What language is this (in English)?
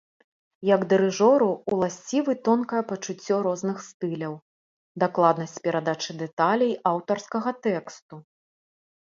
Belarusian